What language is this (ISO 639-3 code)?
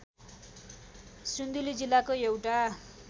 nep